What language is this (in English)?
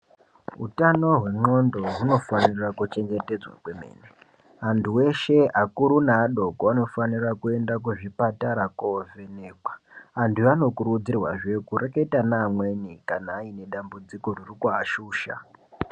Ndau